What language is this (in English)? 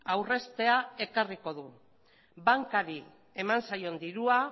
Basque